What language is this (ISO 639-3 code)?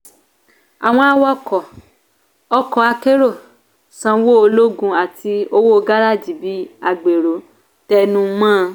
yor